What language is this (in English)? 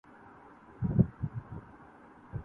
Urdu